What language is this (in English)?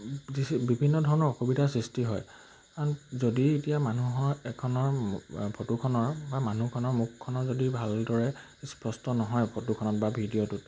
Assamese